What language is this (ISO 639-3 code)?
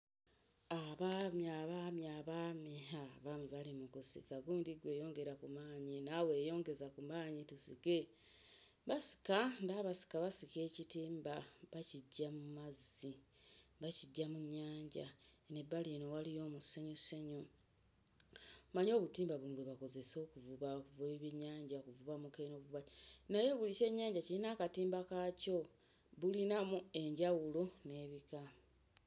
lug